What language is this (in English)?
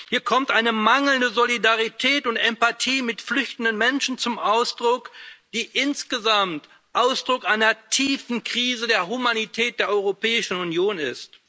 German